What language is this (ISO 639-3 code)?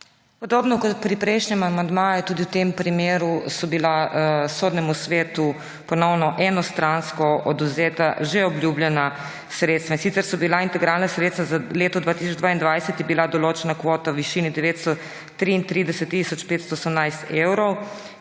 slv